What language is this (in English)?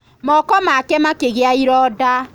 Kikuyu